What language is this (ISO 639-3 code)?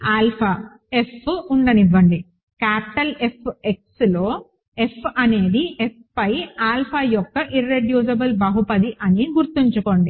tel